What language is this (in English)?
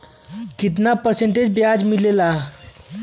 Bhojpuri